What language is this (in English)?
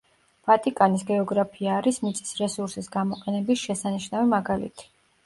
Georgian